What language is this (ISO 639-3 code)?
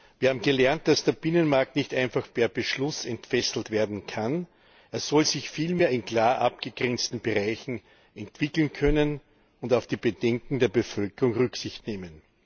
deu